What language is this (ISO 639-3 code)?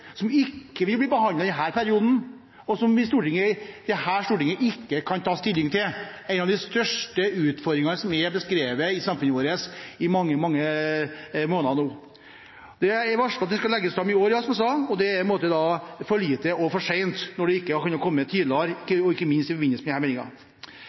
nob